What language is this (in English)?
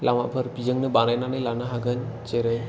Bodo